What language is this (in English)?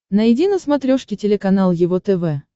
Russian